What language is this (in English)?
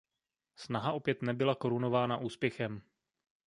Czech